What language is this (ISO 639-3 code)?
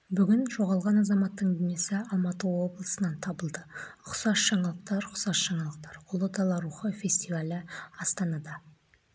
kaz